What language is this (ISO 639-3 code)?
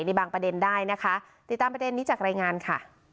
tha